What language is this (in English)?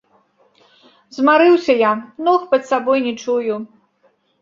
Belarusian